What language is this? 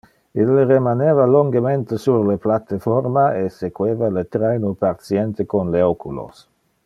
Interlingua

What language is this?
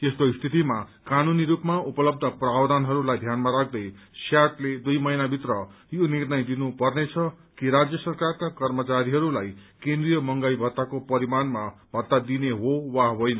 Nepali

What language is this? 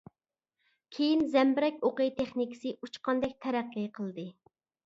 Uyghur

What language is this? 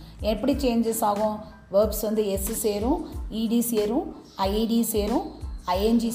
Tamil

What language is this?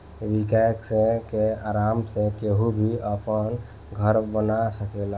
Bhojpuri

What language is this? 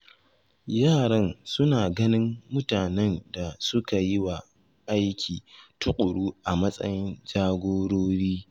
Hausa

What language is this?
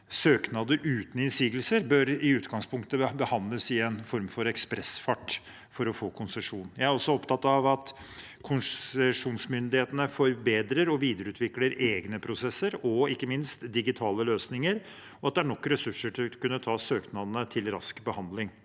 Norwegian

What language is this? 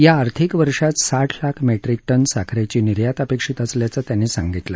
Marathi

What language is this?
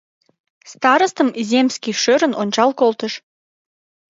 Mari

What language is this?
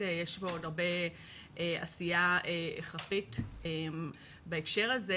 Hebrew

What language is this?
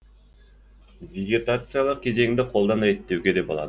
Kazakh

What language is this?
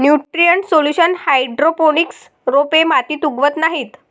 Marathi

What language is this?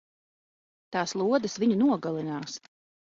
Latvian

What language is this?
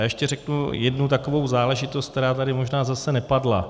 Czech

